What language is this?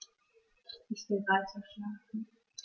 German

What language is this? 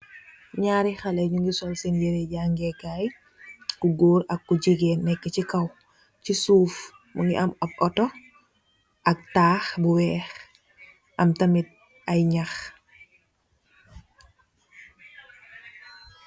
Wolof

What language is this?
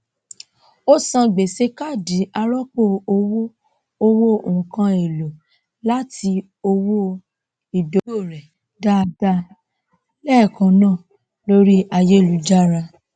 Yoruba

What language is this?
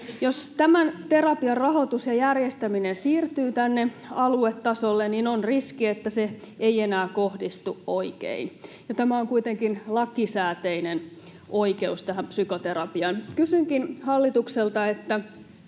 Finnish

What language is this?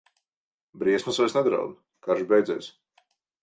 Latvian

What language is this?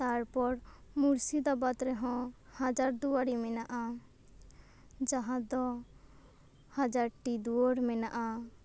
Santali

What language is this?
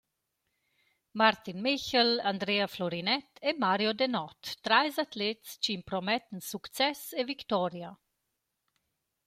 Romansh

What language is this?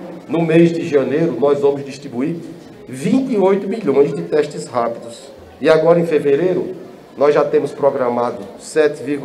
Portuguese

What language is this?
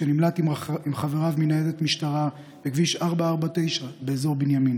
Hebrew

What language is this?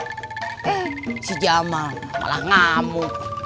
Indonesian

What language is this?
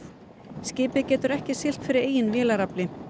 Icelandic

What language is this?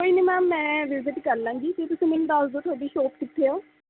Punjabi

